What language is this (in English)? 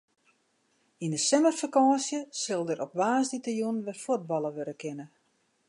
Western Frisian